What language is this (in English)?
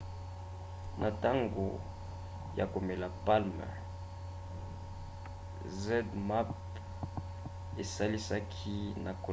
Lingala